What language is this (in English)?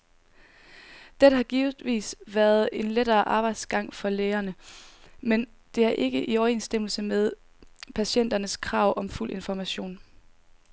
Danish